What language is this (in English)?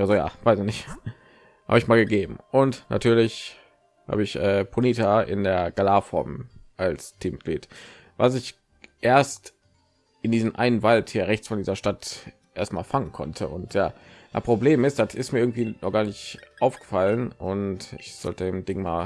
German